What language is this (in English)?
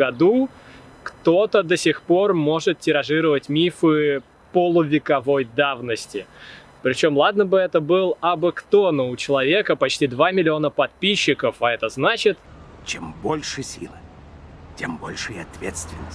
Russian